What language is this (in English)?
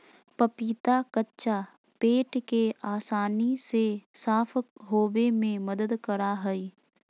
Magahi